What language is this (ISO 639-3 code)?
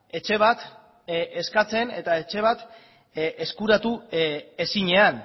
eus